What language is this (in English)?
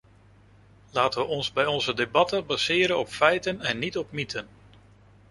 Dutch